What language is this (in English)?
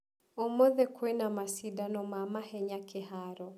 Kikuyu